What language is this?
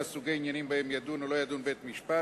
Hebrew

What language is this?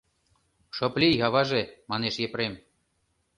Mari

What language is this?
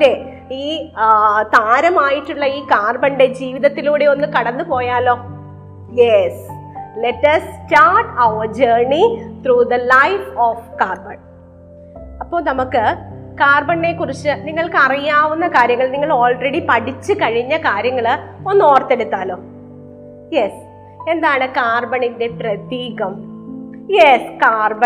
Malayalam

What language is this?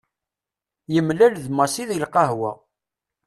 Kabyle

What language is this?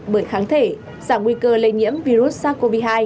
Vietnamese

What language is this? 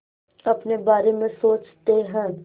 Hindi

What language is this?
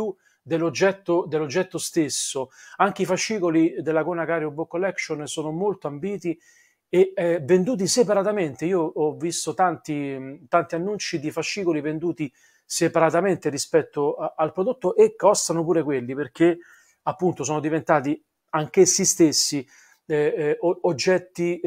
Italian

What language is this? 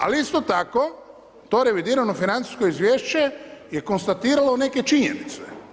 Croatian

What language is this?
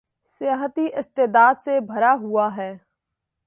Urdu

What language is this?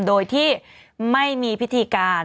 Thai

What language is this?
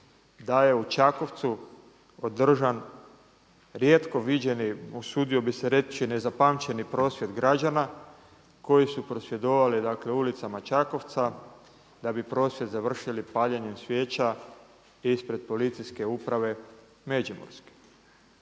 Croatian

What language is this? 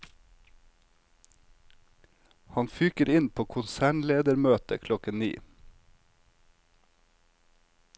Norwegian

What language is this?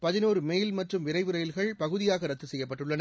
Tamil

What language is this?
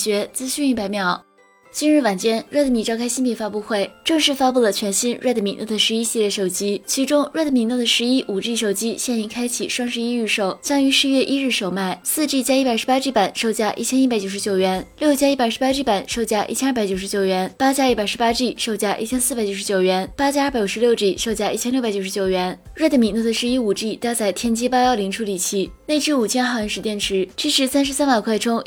Chinese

